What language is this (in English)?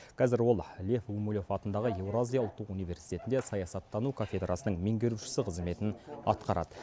Kazakh